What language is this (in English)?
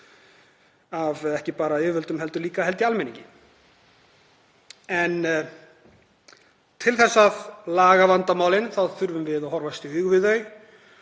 Icelandic